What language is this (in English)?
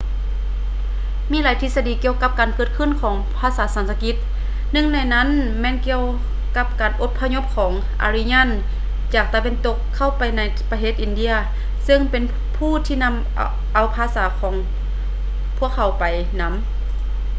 Lao